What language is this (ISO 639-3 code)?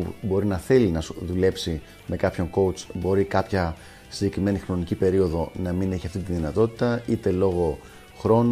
ell